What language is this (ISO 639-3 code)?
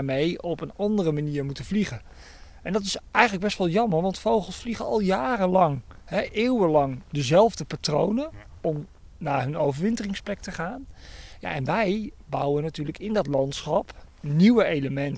nld